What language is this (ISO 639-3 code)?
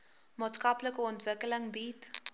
afr